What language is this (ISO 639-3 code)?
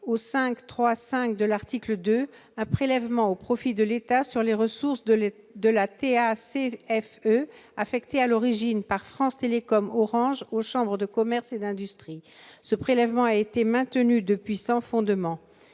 fra